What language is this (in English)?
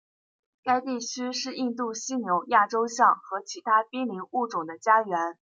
Chinese